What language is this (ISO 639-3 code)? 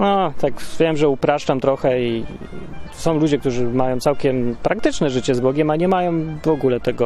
pol